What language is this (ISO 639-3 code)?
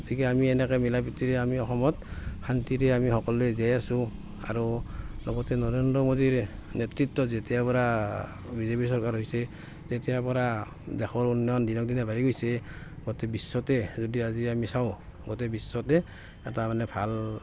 asm